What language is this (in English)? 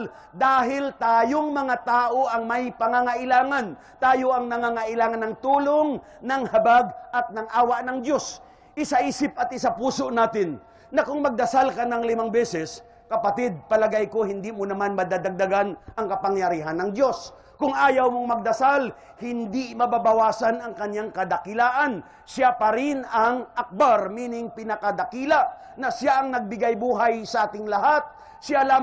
Filipino